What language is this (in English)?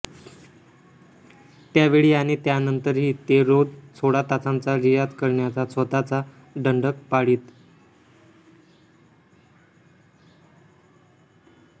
Marathi